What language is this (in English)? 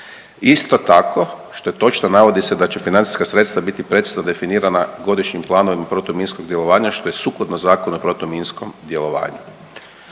Croatian